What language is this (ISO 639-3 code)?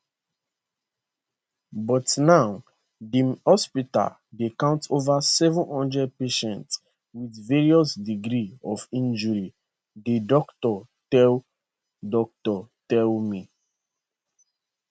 pcm